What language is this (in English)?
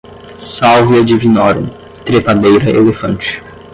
Portuguese